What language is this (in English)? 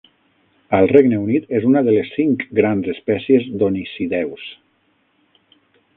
Catalan